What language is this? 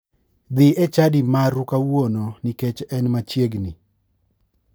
Luo (Kenya and Tanzania)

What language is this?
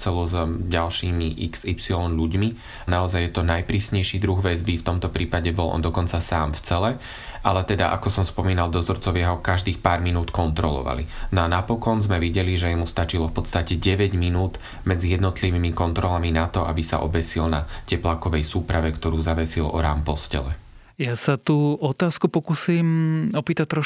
Slovak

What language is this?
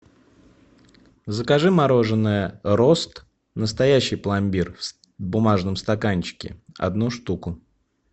Russian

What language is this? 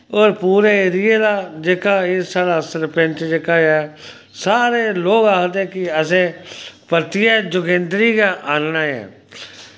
Dogri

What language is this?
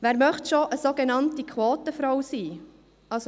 Swiss German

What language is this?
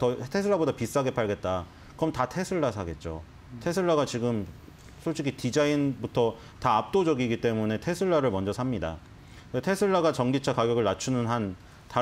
Korean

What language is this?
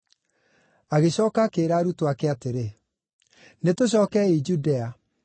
Kikuyu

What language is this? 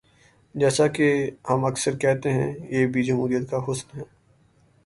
Urdu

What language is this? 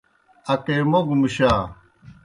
Kohistani Shina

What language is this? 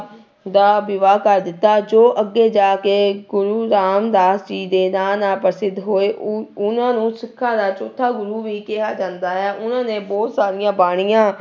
Punjabi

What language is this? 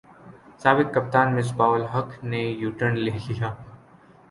Urdu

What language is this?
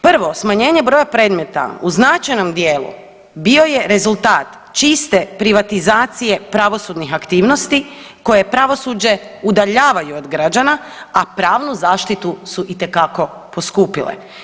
Croatian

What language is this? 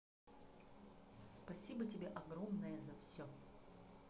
Russian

